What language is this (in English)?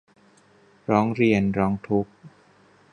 Thai